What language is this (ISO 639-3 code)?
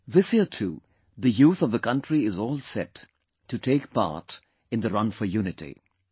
eng